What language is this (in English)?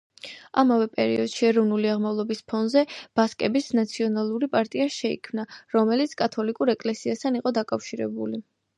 Georgian